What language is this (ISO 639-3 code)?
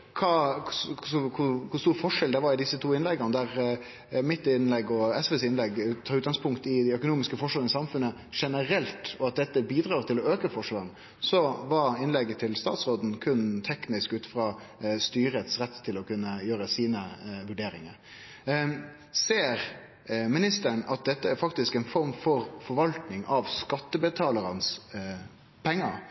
nno